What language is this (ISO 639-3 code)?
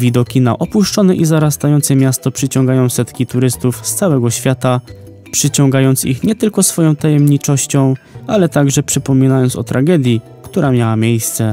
pol